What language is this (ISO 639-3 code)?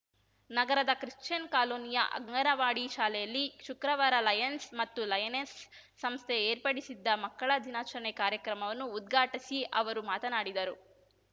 kan